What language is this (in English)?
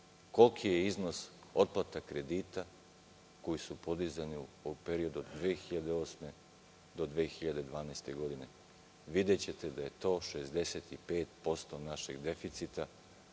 Serbian